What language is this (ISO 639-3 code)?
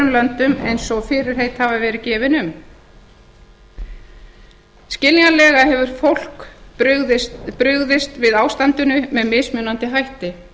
isl